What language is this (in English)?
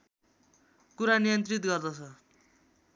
Nepali